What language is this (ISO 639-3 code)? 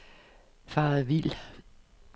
dan